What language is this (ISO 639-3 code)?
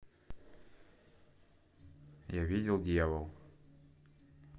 rus